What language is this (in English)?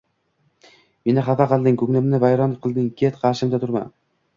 Uzbek